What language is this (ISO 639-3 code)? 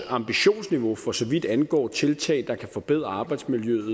dan